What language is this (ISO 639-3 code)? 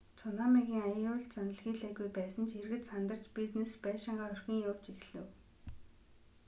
mon